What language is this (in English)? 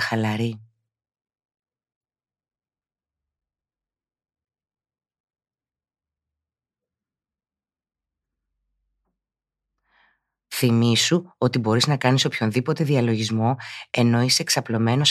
Greek